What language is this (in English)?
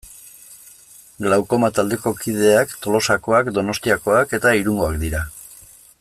Basque